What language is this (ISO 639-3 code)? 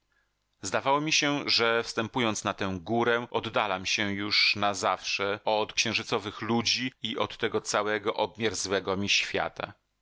pol